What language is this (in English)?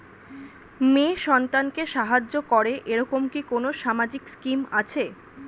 Bangla